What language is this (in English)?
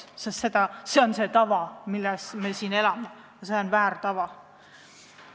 Estonian